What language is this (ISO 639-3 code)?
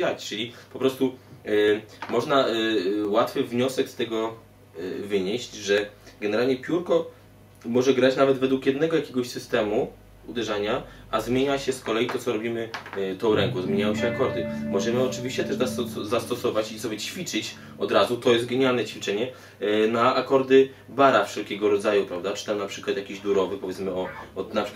pol